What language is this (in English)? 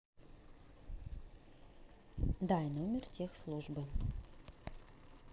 Russian